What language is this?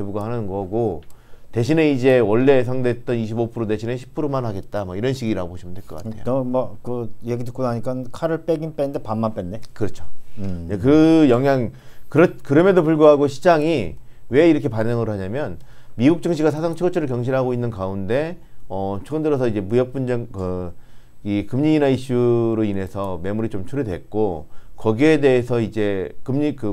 Korean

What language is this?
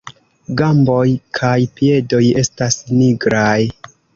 Esperanto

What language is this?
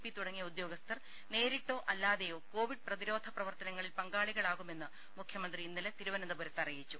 Malayalam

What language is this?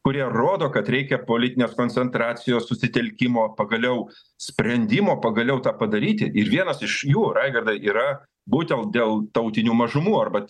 Lithuanian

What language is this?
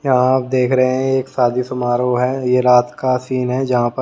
Hindi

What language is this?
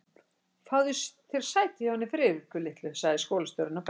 Icelandic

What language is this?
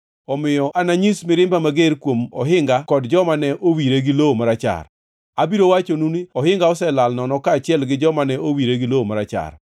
Luo (Kenya and Tanzania)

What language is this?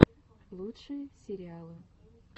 Russian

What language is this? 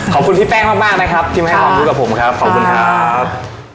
Thai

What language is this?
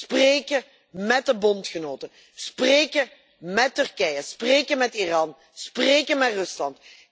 Dutch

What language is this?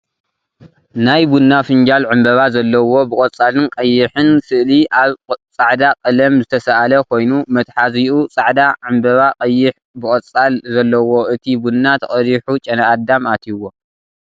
Tigrinya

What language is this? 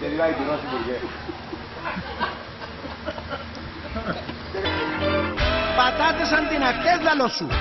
Greek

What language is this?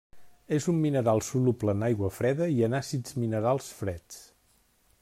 Catalan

